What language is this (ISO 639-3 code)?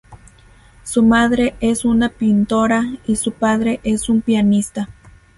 spa